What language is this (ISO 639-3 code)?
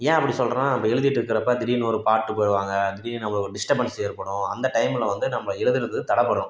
tam